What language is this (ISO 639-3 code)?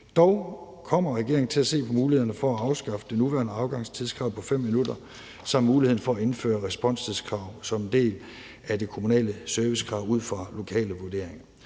dan